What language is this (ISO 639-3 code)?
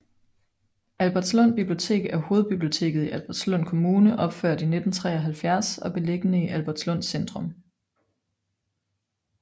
dan